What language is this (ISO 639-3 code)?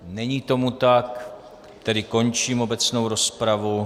ces